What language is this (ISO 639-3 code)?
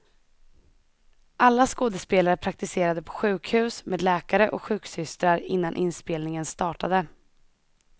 swe